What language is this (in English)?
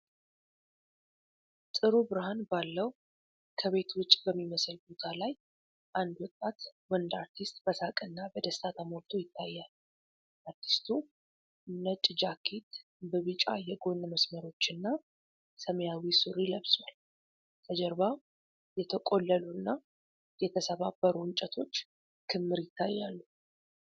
Amharic